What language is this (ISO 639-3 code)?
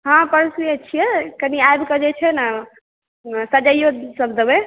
mai